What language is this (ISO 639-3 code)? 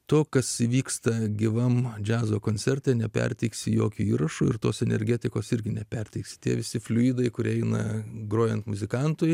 lit